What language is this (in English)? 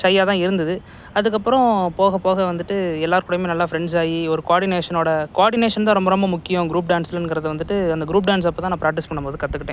Tamil